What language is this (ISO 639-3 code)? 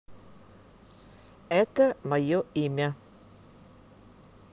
rus